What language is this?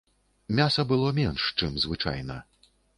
Belarusian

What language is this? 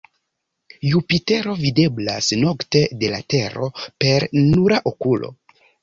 Esperanto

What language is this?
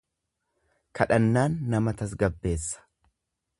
Oromo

